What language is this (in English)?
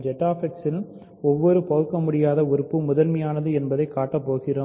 Tamil